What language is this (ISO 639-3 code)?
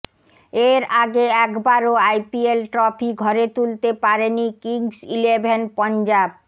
ben